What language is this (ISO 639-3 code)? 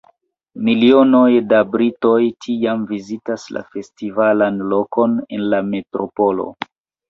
epo